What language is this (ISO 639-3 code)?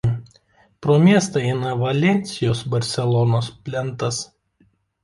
lit